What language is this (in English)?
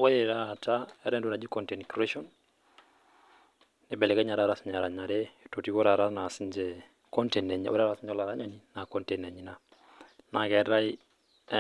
Masai